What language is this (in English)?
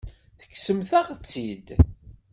Kabyle